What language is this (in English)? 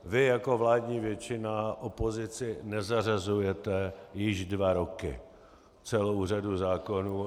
Czech